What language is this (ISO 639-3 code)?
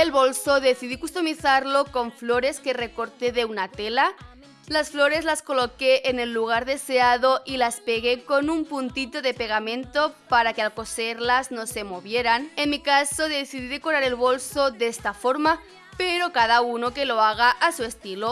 spa